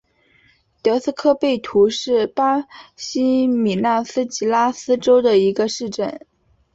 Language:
Chinese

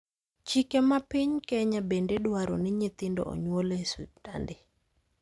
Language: Luo (Kenya and Tanzania)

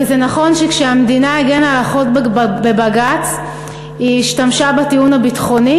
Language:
Hebrew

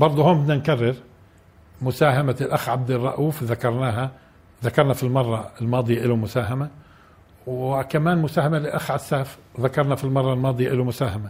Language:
Arabic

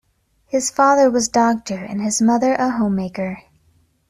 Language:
English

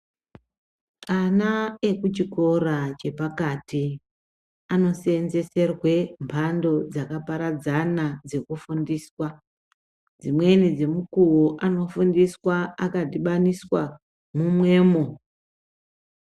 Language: Ndau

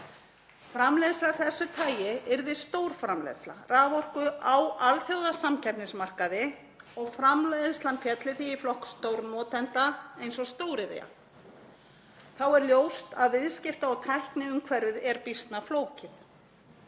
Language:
Icelandic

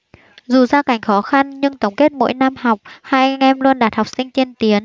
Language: Vietnamese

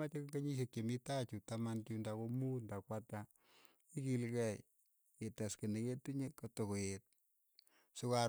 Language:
Keiyo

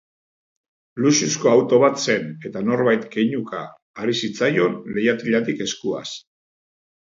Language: Basque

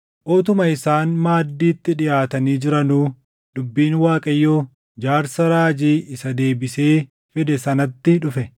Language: Oromo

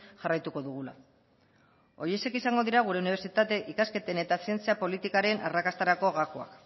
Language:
Basque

